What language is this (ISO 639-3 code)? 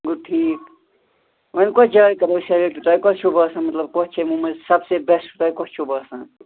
kas